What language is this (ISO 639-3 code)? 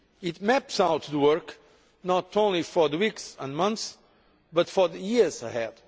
eng